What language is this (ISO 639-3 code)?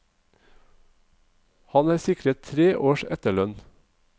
nor